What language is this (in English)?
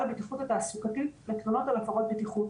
Hebrew